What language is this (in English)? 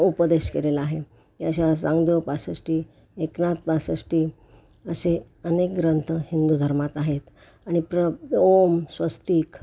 Marathi